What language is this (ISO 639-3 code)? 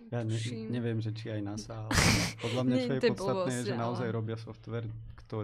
slk